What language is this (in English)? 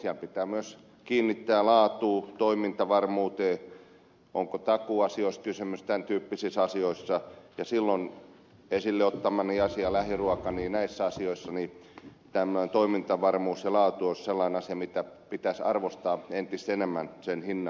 Finnish